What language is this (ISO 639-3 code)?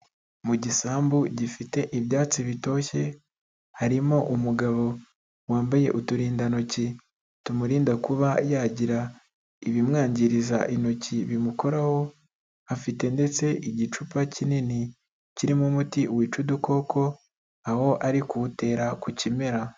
kin